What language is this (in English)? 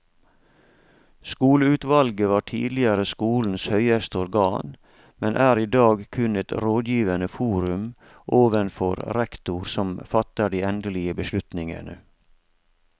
Norwegian